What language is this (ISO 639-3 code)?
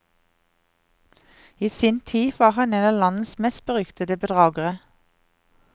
nor